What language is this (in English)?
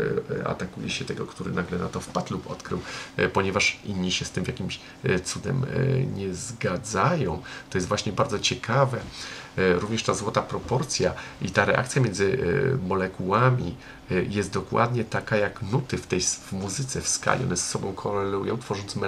Polish